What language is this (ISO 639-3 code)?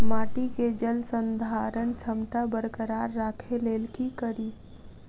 mai